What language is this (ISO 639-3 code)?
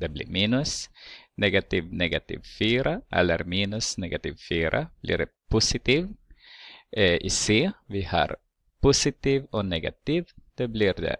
swe